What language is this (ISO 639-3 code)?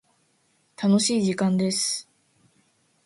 jpn